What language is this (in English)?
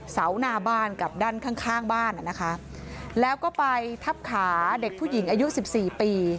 Thai